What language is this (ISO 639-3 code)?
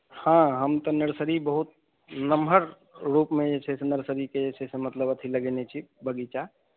mai